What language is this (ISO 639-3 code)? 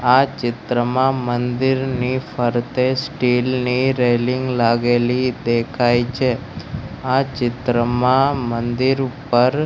guj